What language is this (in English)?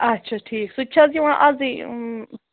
Kashmiri